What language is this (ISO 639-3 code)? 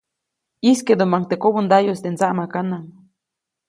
zoc